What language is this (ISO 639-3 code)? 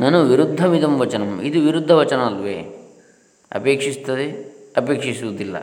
kan